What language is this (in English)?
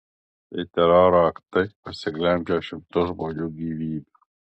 Lithuanian